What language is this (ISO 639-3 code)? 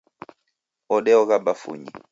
dav